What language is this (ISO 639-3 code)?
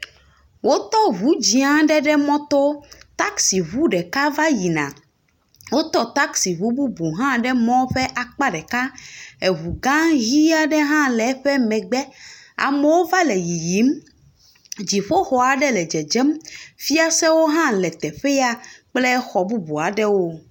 ewe